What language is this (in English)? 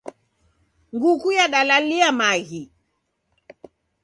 Taita